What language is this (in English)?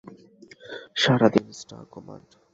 Bangla